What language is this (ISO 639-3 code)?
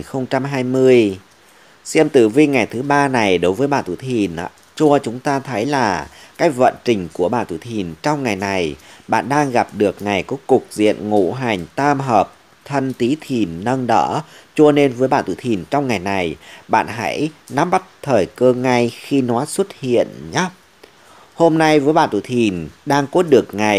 vie